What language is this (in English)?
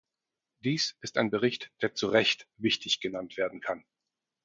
German